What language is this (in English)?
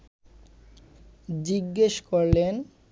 Bangla